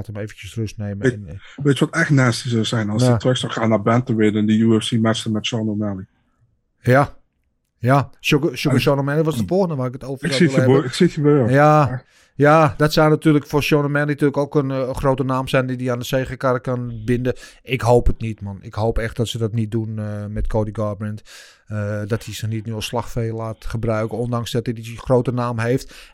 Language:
Dutch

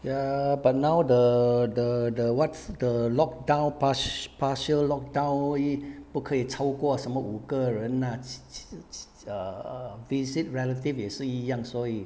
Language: English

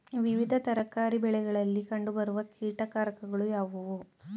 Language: Kannada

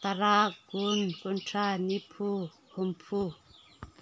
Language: Manipuri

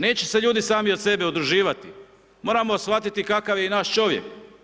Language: Croatian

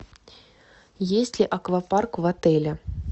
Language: Russian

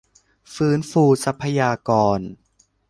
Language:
Thai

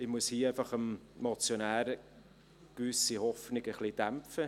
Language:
Swiss German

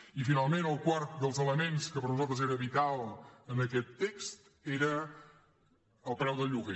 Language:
Catalan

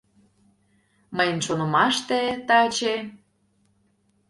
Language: Mari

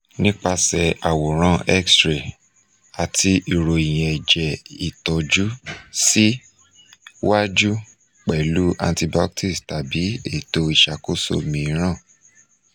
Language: Yoruba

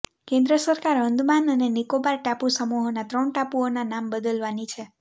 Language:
Gujarati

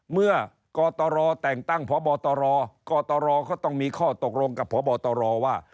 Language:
Thai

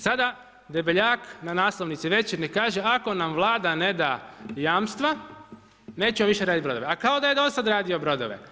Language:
Croatian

